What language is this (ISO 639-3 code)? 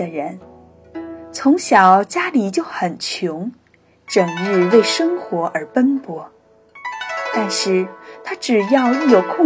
zho